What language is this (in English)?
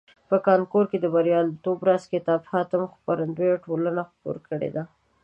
Pashto